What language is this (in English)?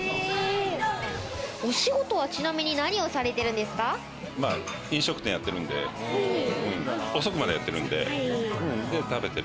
Japanese